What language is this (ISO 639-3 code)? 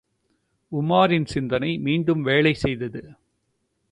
tam